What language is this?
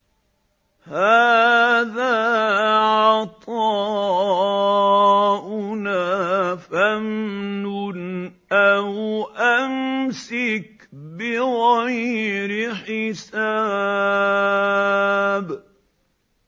Arabic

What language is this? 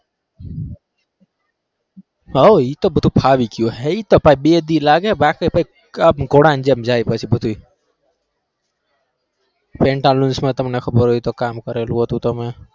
Gujarati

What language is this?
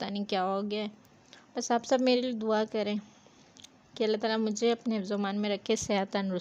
Hindi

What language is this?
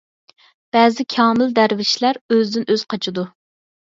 Uyghur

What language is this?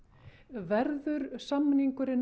Icelandic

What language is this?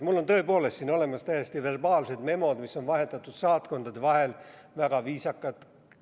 Estonian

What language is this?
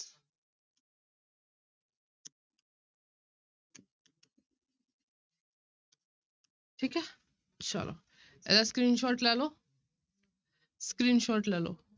Punjabi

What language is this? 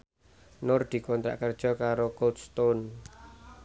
Javanese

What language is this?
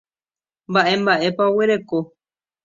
Guarani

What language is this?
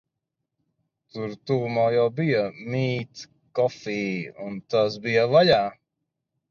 Latvian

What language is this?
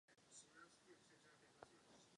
Czech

